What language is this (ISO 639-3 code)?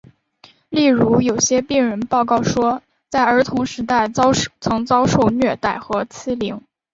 zho